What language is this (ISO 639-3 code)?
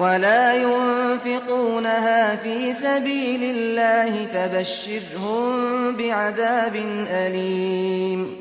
ara